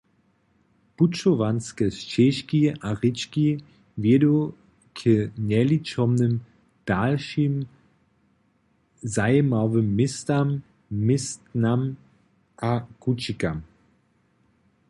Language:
Upper Sorbian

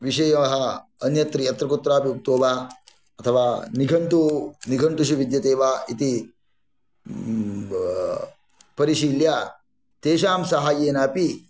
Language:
Sanskrit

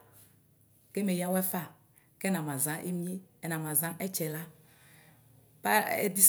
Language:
Ikposo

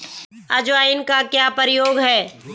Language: Hindi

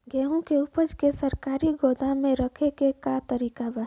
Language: Bhojpuri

